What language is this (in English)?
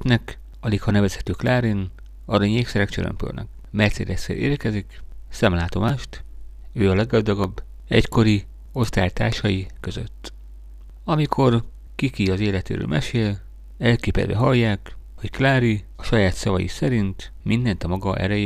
Hungarian